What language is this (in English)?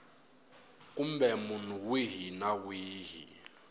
Tsonga